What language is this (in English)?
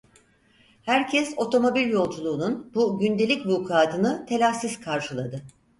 Turkish